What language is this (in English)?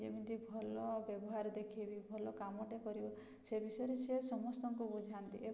Odia